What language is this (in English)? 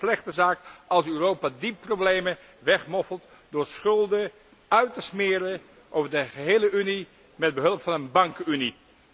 Dutch